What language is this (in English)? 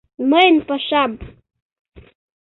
Mari